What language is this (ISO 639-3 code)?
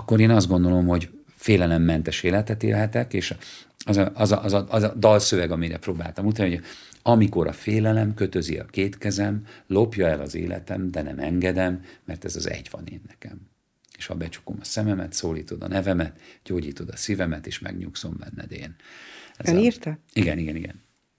hun